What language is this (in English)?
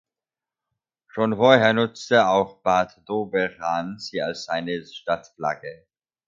German